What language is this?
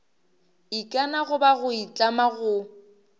Northern Sotho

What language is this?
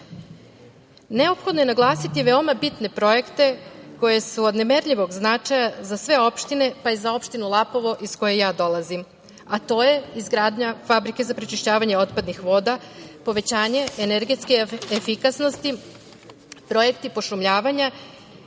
Serbian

